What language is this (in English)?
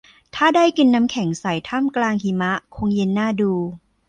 Thai